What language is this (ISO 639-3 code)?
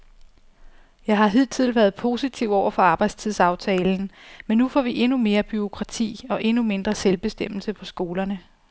dan